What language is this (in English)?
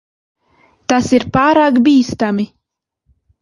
Latvian